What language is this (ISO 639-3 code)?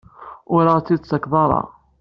kab